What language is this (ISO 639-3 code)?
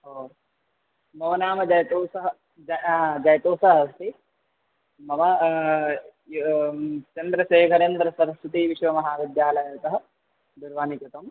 san